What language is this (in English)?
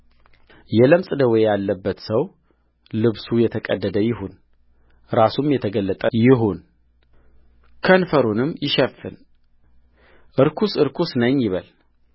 Amharic